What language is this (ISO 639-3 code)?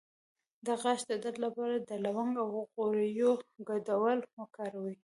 pus